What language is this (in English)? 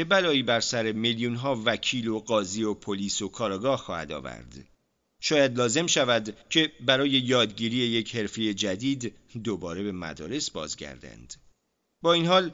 Persian